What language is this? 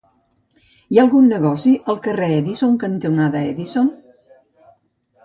Catalan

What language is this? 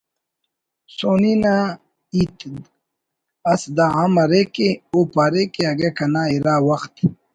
Brahui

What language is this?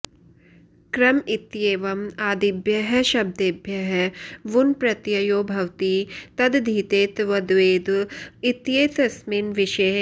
Sanskrit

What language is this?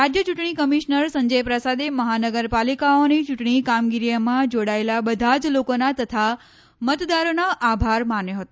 Gujarati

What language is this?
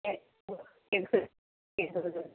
Urdu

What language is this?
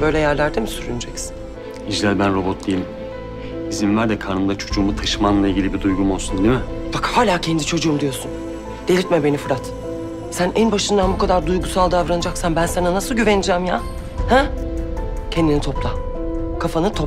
Turkish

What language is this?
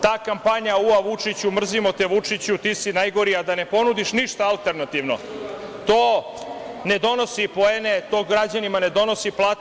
Serbian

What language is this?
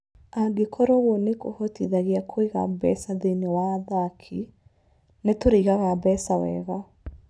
Kikuyu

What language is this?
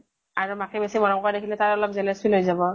Assamese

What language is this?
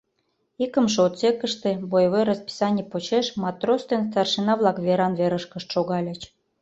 Mari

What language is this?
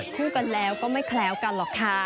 Thai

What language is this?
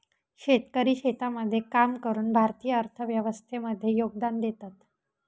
Marathi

